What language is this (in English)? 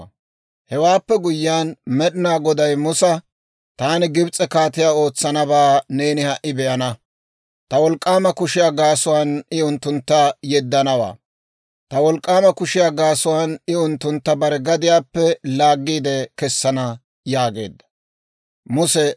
Dawro